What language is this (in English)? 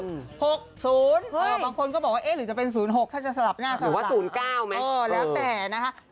Thai